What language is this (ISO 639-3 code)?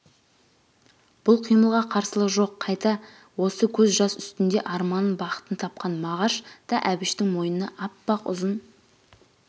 kaz